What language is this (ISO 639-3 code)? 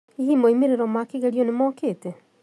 kik